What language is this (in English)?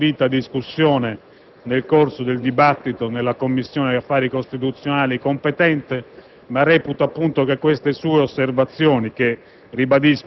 Italian